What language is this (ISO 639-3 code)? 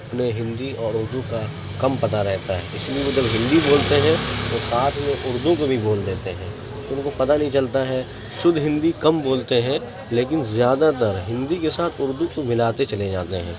urd